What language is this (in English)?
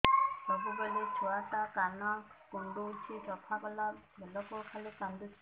Odia